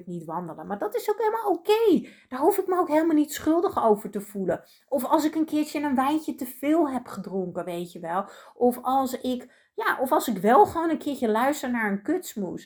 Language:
Dutch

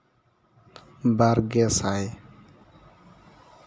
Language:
Santali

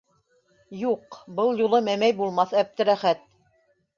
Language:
Bashkir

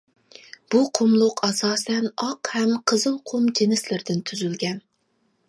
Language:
Uyghur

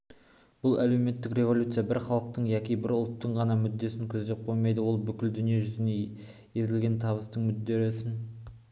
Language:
Kazakh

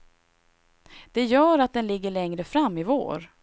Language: Swedish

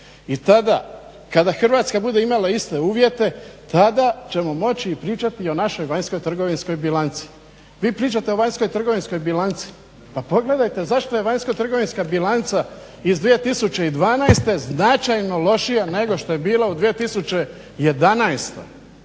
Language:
Croatian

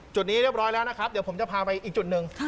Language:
Thai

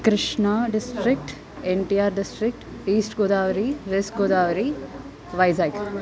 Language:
Sanskrit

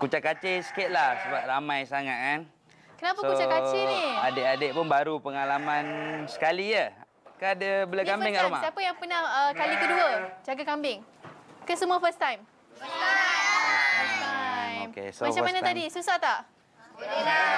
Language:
Malay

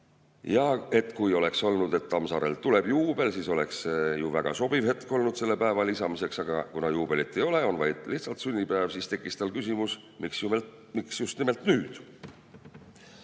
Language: Estonian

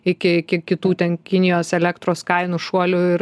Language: Lithuanian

